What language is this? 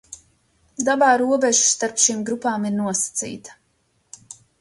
Latvian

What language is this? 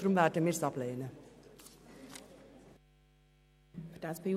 Swiss German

